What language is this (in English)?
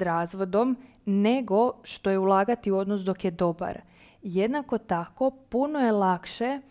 Croatian